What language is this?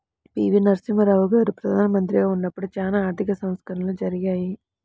Telugu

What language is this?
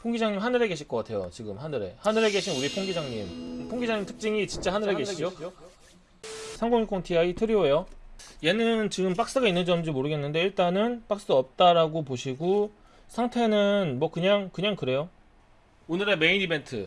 Korean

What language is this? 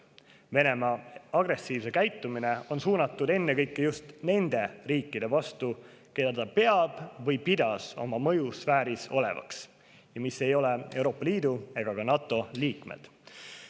Estonian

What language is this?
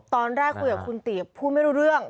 Thai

